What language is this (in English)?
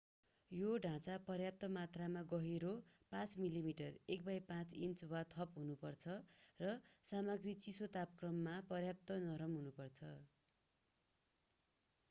Nepali